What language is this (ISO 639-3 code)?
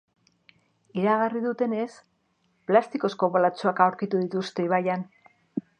eus